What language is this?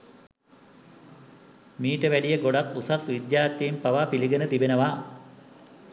Sinhala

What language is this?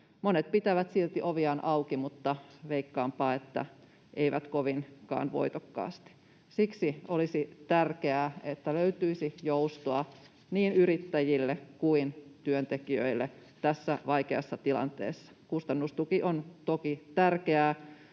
Finnish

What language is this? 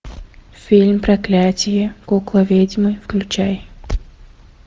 Russian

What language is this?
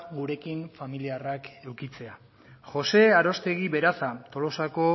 Basque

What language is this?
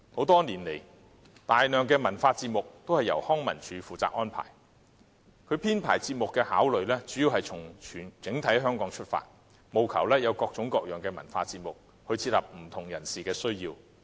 Cantonese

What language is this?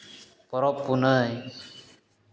Santali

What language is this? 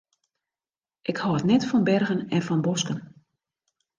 Western Frisian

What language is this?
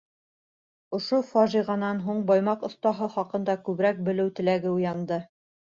Bashkir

